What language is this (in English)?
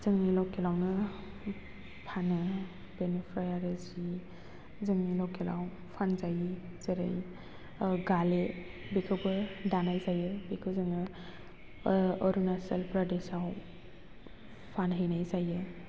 Bodo